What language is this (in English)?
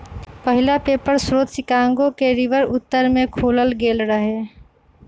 Magahi